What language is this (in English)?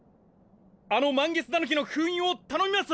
Japanese